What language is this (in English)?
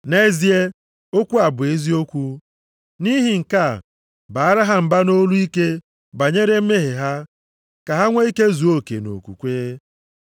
Igbo